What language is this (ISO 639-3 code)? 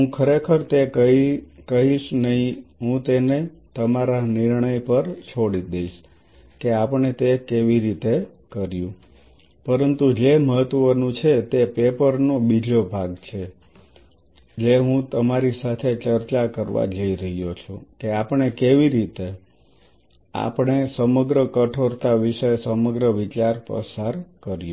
guj